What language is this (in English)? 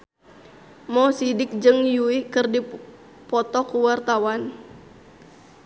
Sundanese